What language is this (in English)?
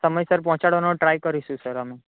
Gujarati